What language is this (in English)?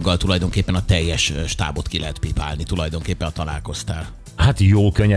Hungarian